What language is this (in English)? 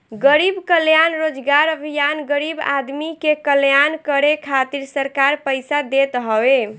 Bhojpuri